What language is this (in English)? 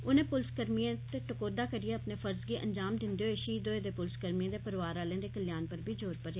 Dogri